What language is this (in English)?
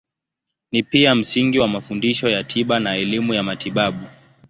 Swahili